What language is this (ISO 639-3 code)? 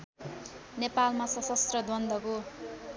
nep